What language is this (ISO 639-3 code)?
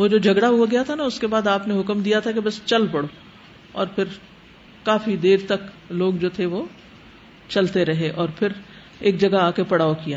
urd